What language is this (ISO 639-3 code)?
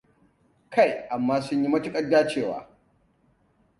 hau